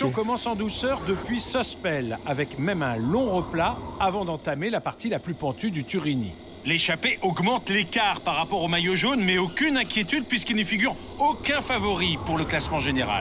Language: French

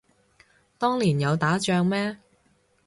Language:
Cantonese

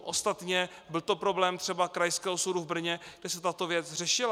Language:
Czech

